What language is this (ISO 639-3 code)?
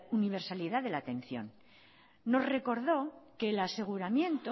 spa